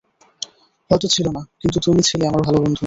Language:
Bangla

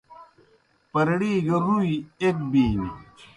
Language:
Kohistani Shina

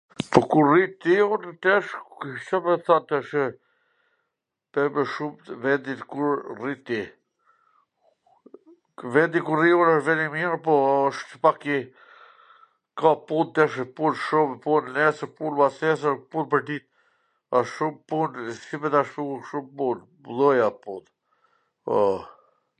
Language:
Gheg Albanian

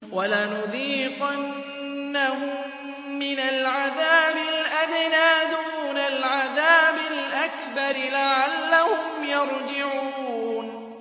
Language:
Arabic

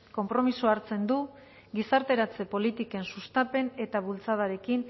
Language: Basque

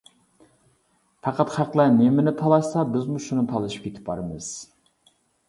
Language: Uyghur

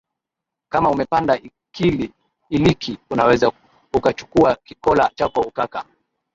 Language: Swahili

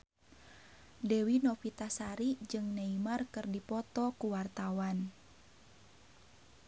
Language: Sundanese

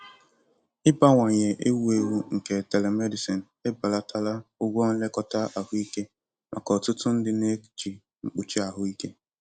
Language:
Igbo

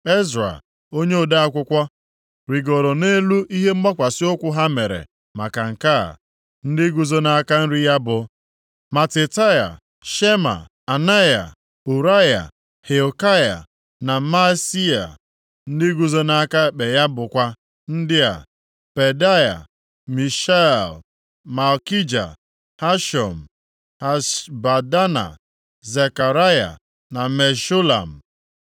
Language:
Igbo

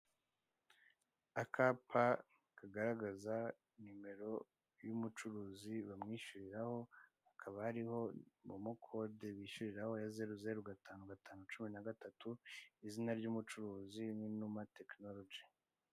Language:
Kinyarwanda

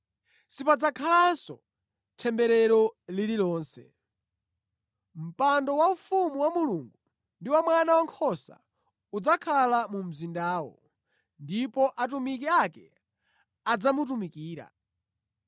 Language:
Nyanja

